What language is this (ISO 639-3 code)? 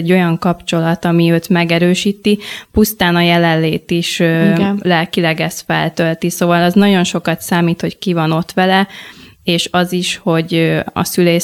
hun